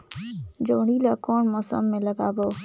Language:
Chhattisgarhi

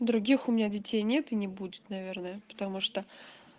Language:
Russian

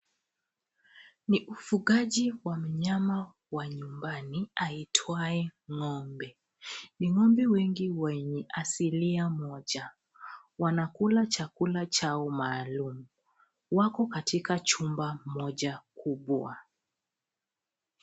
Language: Swahili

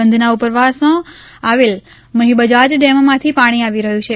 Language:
Gujarati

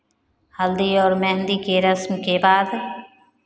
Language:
Hindi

